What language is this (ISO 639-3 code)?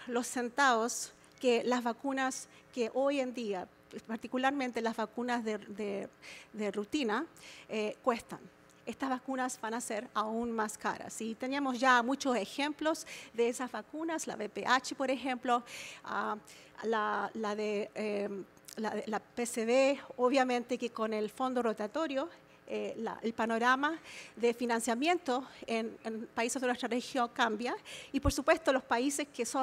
spa